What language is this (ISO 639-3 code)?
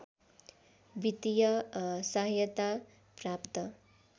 nep